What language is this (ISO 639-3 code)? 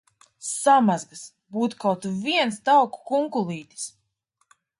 lav